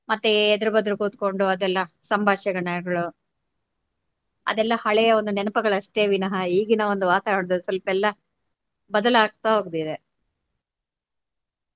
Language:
Kannada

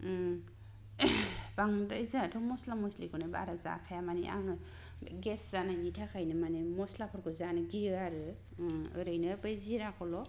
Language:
Bodo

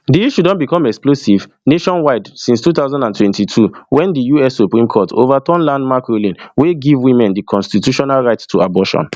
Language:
Nigerian Pidgin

